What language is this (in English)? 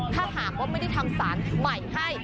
Thai